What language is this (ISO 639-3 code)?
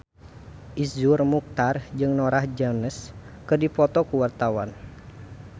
sun